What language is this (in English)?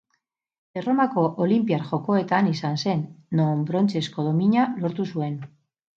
Basque